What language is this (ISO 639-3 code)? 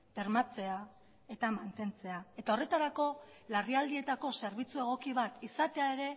eus